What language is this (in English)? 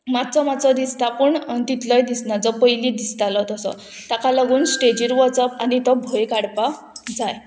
Konkani